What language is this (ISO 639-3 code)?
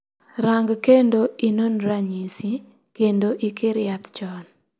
luo